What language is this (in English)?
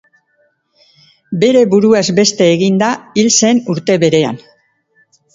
Basque